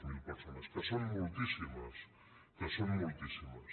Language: Catalan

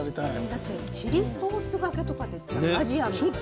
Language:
Japanese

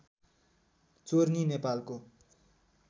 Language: Nepali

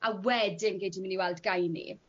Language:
Welsh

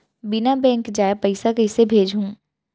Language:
Chhattisgarhi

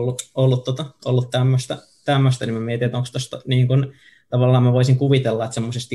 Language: Finnish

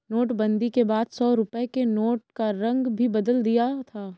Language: Hindi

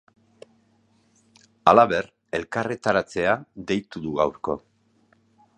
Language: Basque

